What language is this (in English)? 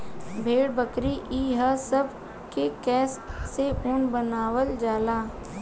Bhojpuri